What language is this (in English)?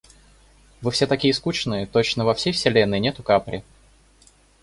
Russian